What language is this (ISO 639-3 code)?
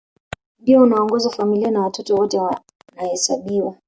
swa